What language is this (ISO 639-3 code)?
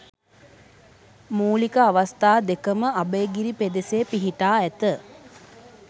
sin